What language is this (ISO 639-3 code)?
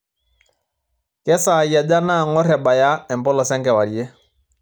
mas